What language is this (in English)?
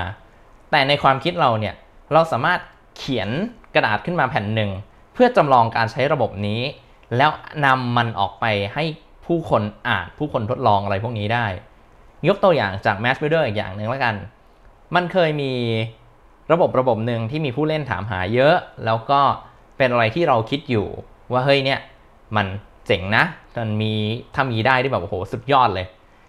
Thai